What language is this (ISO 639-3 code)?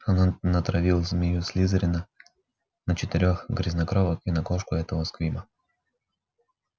rus